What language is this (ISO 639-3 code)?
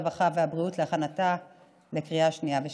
heb